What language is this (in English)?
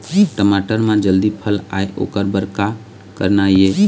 Chhattisgarhi